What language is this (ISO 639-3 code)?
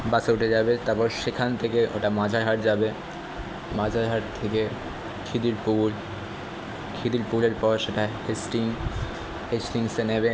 ben